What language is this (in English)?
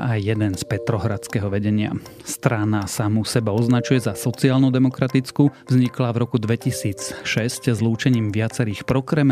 Slovak